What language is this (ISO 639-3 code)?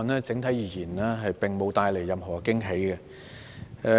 yue